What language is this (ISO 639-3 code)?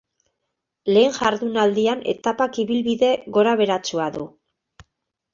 eus